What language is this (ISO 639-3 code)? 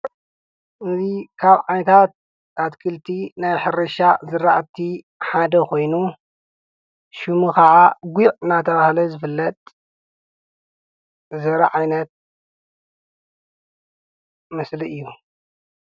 tir